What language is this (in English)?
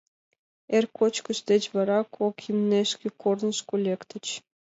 Mari